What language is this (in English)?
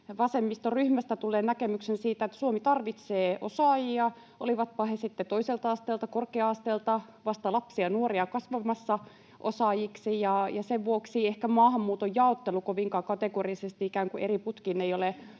Finnish